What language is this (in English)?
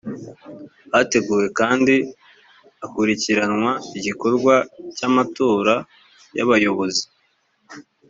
Kinyarwanda